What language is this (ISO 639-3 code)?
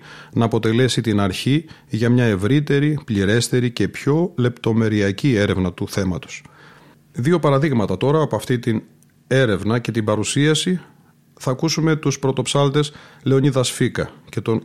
ell